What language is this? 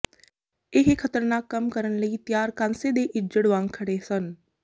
Punjabi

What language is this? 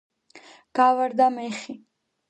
Georgian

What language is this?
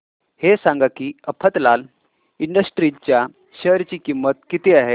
Marathi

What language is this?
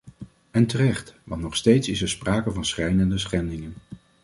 Dutch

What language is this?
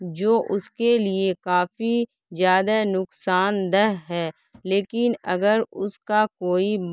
Urdu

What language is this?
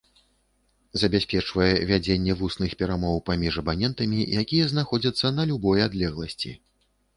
Belarusian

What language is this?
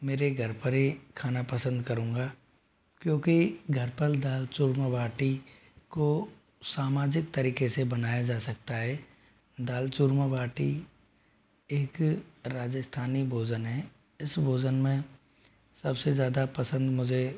Hindi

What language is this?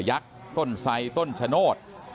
Thai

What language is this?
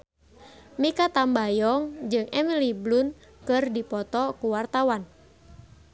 Sundanese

